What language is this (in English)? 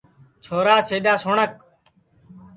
Sansi